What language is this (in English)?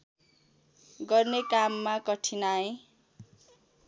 Nepali